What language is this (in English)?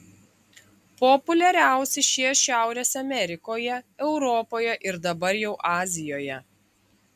Lithuanian